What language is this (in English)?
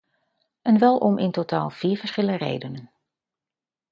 Dutch